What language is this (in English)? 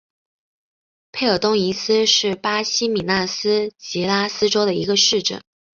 Chinese